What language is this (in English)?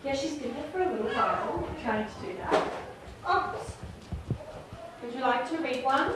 English